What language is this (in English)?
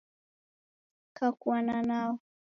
Taita